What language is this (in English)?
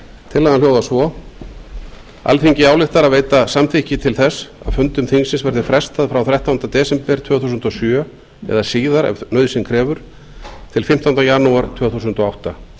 Icelandic